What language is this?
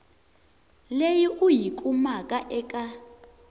Tsonga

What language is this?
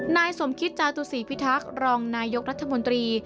Thai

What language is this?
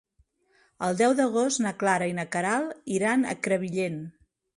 Catalan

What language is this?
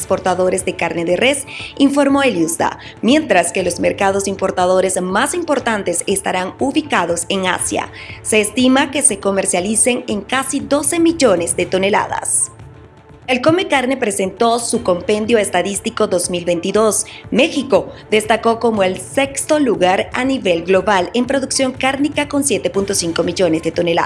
Spanish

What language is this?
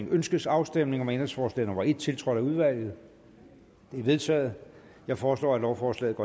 Danish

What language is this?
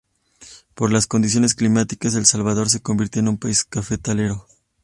Spanish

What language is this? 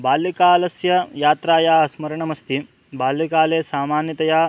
Sanskrit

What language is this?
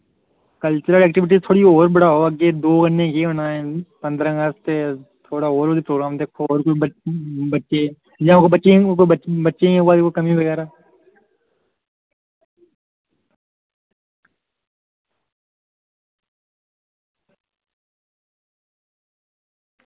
Dogri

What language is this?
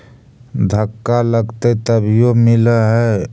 Magahi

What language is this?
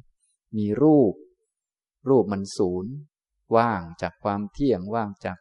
Thai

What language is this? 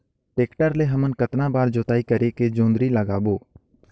Chhattisgarhi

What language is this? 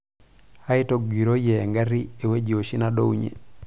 Masai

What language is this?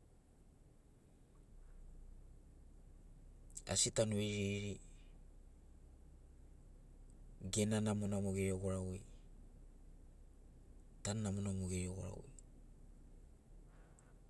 Sinaugoro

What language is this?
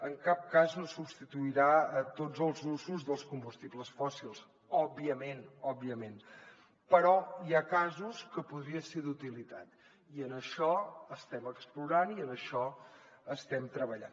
Catalan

